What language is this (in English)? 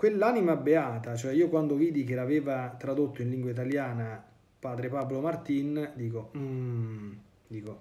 Italian